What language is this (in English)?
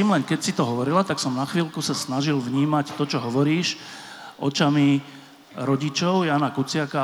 Slovak